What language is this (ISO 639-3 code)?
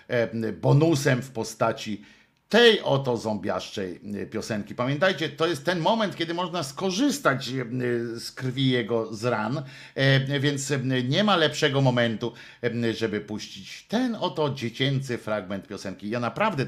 pol